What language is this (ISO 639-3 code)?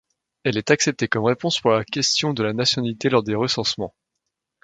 fra